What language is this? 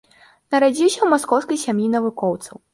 Belarusian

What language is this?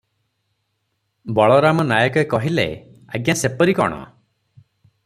Odia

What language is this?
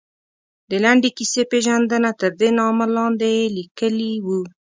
Pashto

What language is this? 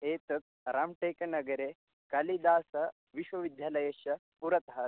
Sanskrit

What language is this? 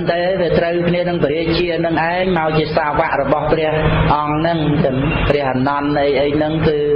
Khmer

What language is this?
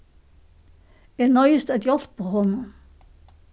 Faroese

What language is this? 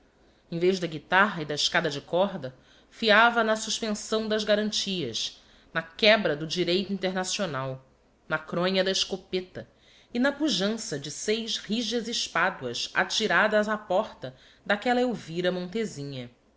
Portuguese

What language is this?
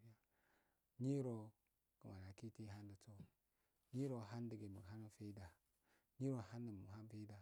Afade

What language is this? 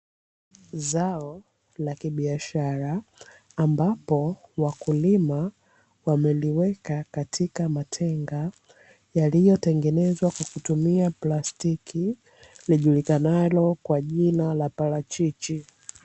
Swahili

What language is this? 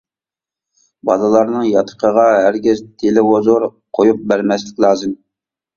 Uyghur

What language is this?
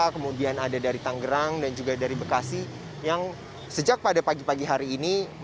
Indonesian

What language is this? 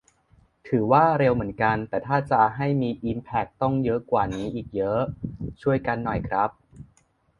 Thai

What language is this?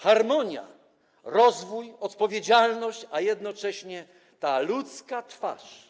Polish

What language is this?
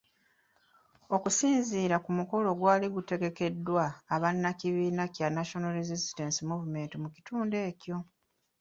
Ganda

